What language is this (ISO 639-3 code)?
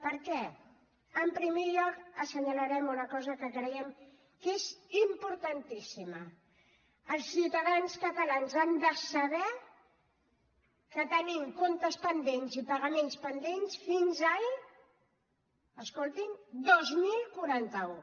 cat